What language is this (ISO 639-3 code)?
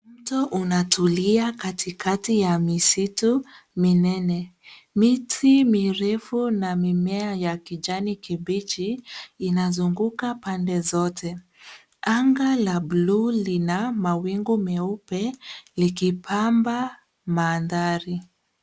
swa